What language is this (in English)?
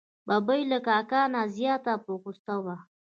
Pashto